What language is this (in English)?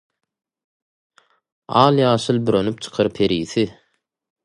Turkmen